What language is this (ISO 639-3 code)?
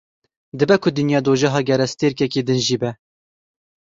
kur